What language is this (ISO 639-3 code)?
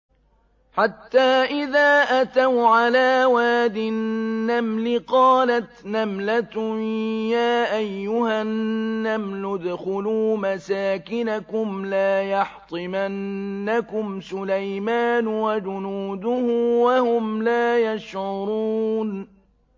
ara